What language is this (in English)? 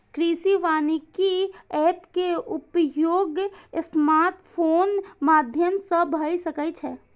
Maithili